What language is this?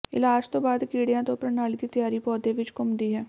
Punjabi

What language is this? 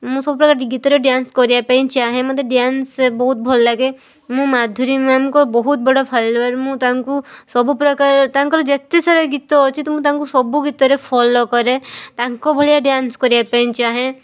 Odia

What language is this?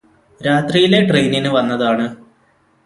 Malayalam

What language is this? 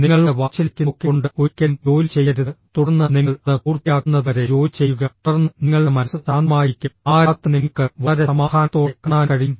Malayalam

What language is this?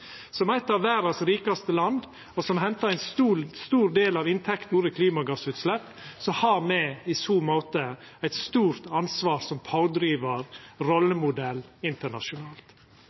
Norwegian Nynorsk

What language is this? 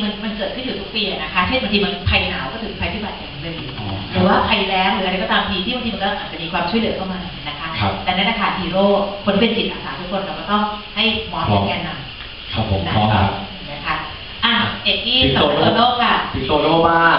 Thai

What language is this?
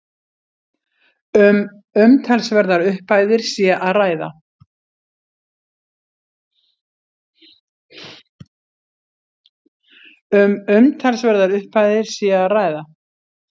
Icelandic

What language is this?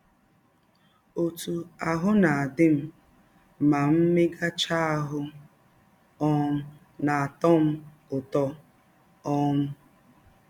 Igbo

